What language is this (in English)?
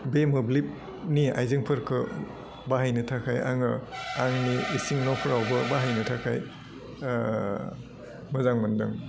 Bodo